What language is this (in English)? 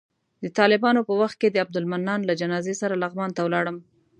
Pashto